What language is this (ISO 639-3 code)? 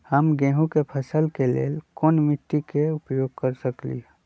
mag